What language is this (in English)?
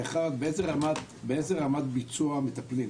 Hebrew